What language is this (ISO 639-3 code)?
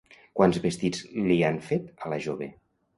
cat